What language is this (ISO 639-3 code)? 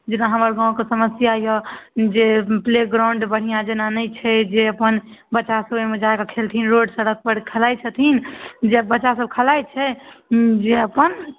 mai